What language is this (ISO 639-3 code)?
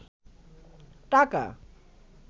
ben